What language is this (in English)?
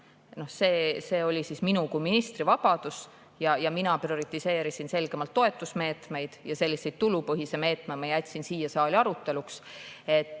Estonian